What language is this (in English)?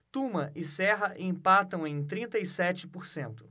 Portuguese